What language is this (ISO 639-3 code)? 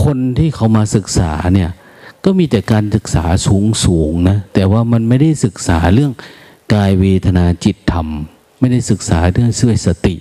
tha